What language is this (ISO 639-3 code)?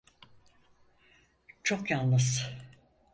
tur